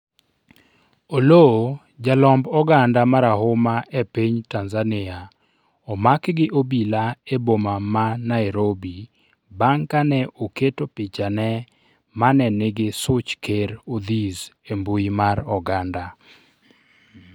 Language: Luo (Kenya and Tanzania)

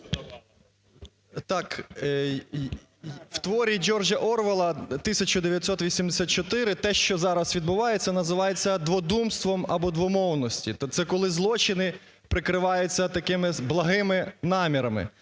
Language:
Ukrainian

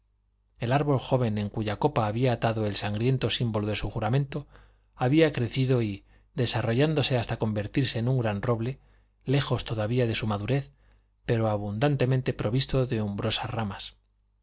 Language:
Spanish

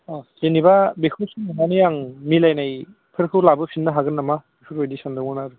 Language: Bodo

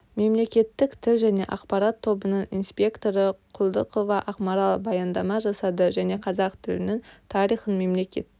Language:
Kazakh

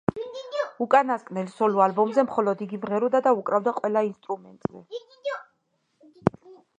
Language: Georgian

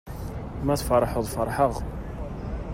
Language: Kabyle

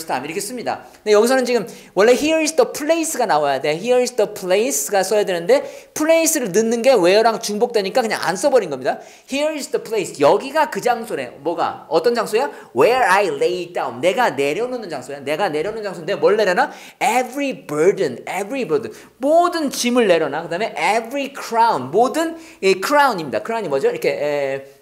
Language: Korean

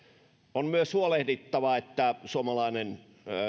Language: Finnish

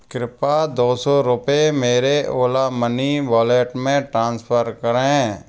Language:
Hindi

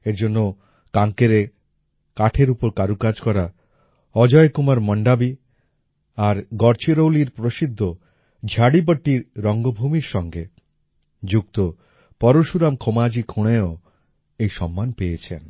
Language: Bangla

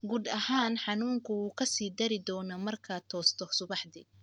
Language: Somali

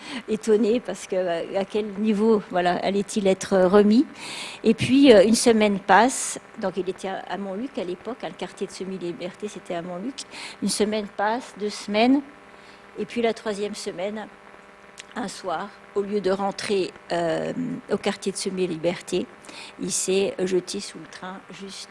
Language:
French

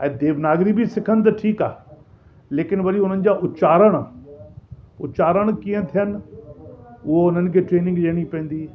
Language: Sindhi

